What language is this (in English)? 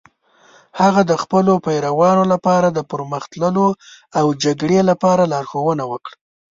Pashto